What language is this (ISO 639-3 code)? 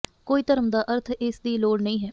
pan